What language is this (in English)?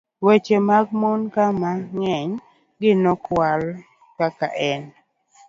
Luo (Kenya and Tanzania)